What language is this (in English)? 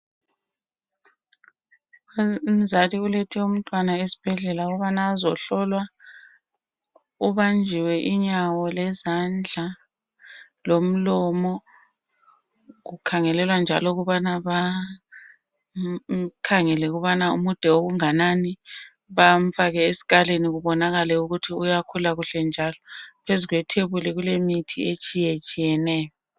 North Ndebele